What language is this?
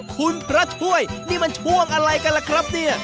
Thai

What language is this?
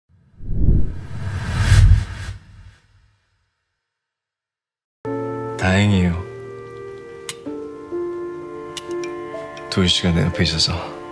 Korean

